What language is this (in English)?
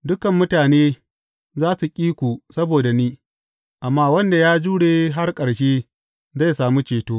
Hausa